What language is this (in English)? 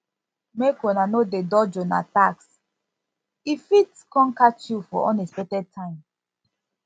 Nigerian Pidgin